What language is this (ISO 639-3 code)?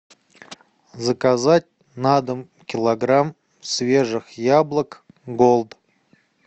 rus